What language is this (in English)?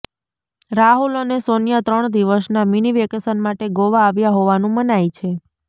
Gujarati